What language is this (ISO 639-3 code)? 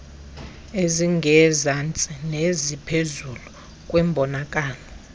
xho